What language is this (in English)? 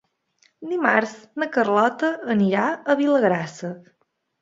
Catalan